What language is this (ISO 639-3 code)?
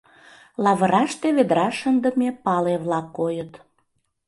chm